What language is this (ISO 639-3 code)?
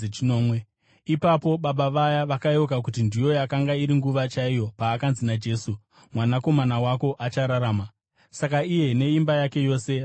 sna